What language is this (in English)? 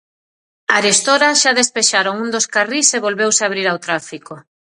Galician